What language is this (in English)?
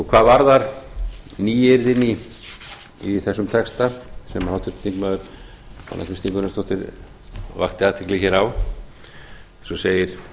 Icelandic